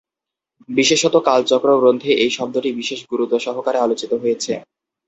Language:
Bangla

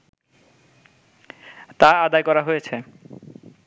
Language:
Bangla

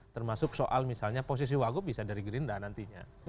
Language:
Indonesian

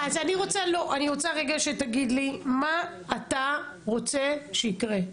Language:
Hebrew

